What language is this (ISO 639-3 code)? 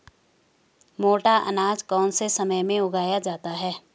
hin